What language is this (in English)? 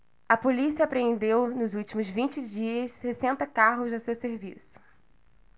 Portuguese